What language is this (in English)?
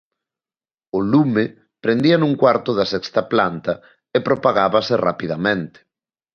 Galician